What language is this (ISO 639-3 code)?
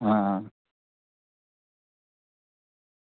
doi